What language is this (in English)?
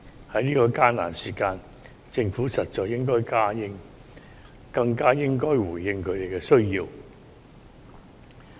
Cantonese